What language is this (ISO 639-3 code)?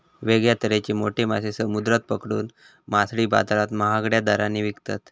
mar